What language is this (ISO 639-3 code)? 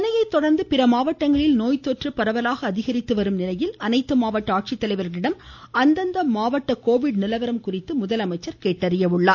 tam